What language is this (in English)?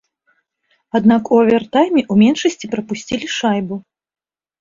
Belarusian